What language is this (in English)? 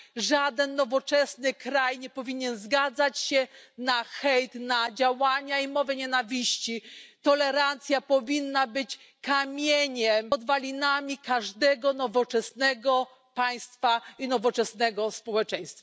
Polish